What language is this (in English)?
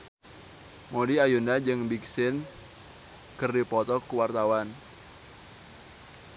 Sundanese